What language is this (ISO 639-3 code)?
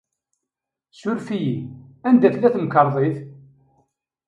kab